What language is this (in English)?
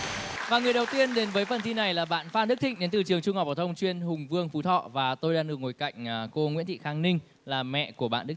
Vietnamese